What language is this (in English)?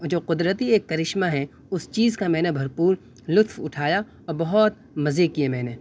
Urdu